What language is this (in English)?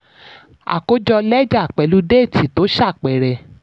Yoruba